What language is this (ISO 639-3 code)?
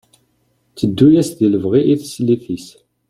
kab